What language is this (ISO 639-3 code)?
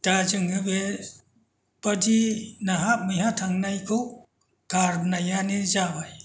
brx